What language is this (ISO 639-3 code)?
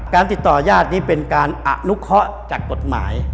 tha